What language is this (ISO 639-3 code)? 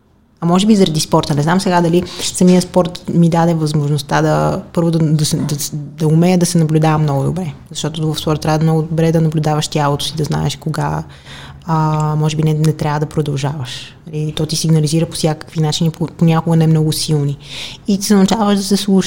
bul